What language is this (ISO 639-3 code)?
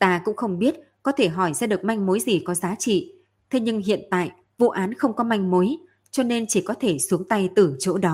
vie